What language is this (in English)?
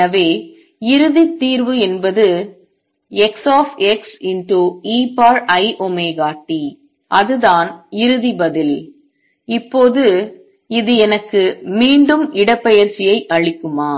Tamil